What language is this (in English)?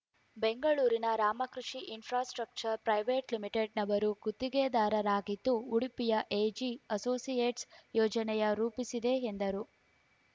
Kannada